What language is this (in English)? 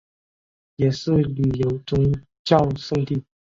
Chinese